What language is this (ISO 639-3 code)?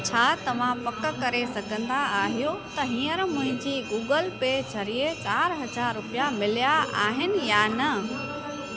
snd